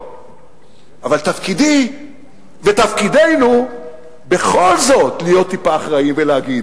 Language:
Hebrew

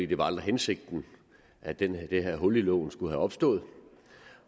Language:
Danish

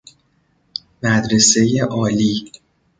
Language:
Persian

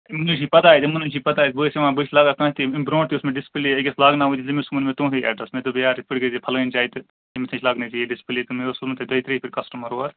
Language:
Kashmiri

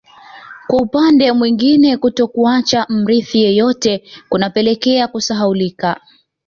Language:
Swahili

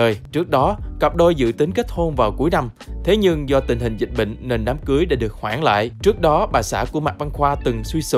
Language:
Vietnamese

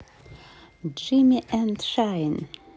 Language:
Russian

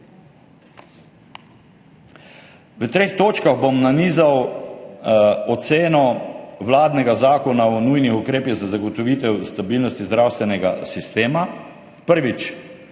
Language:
Slovenian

